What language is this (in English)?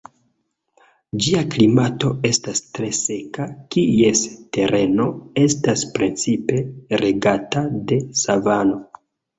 Esperanto